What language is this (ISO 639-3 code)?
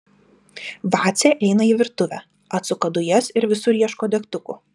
lit